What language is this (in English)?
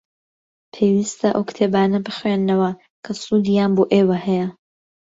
Central Kurdish